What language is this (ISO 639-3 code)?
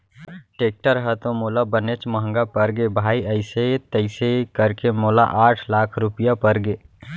hne